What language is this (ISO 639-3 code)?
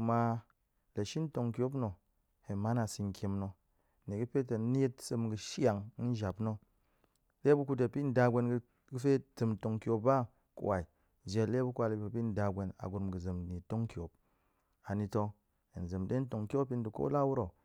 ank